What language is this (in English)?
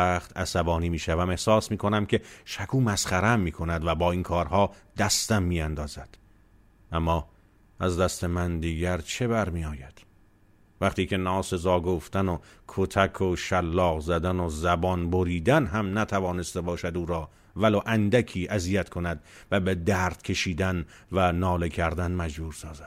Persian